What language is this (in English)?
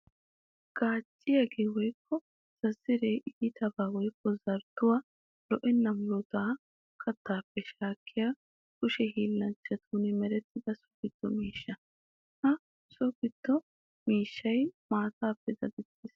Wolaytta